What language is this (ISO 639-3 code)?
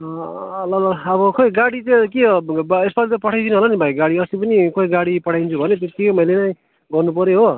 nep